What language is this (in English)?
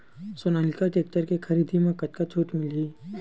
Chhattisgarhi